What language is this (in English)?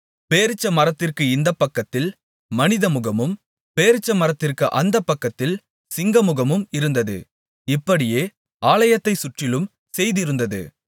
Tamil